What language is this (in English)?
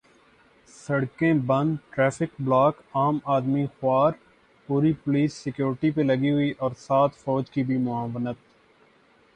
Urdu